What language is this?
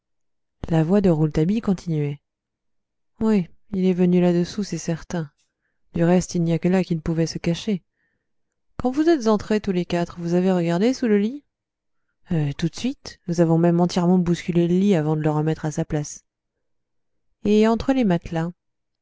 French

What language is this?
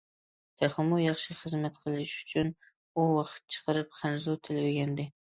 Uyghur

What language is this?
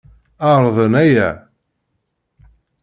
Kabyle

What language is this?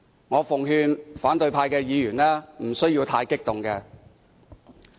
Cantonese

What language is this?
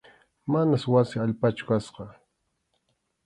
Arequipa-La Unión Quechua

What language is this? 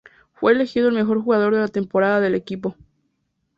Spanish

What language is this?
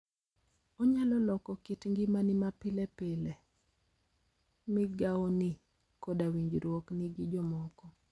Luo (Kenya and Tanzania)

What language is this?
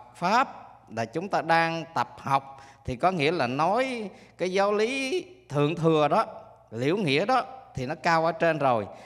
Vietnamese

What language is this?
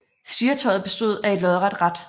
Danish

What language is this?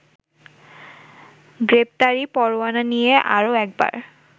Bangla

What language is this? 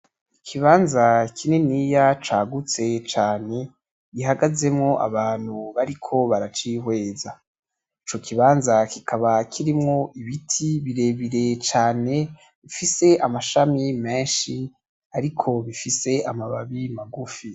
Rundi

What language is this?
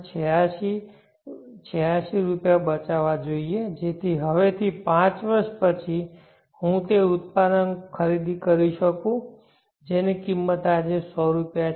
Gujarati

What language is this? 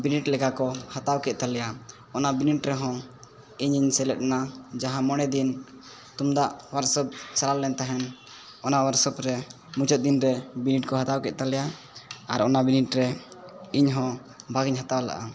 Santali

